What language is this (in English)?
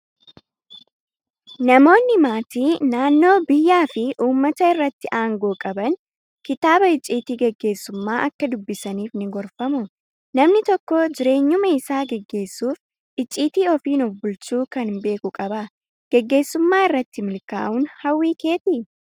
Oromo